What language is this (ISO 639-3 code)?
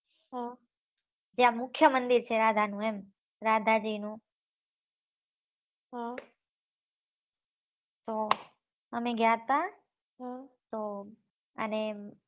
guj